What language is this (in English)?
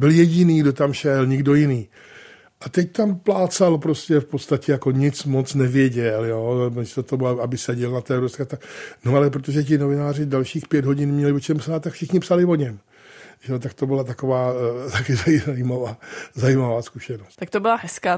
Czech